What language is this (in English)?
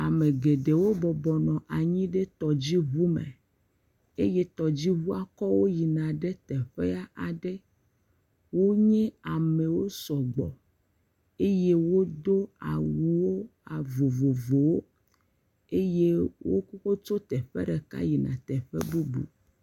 Ewe